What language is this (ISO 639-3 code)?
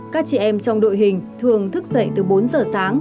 vie